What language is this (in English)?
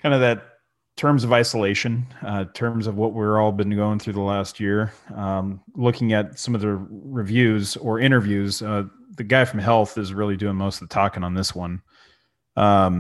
English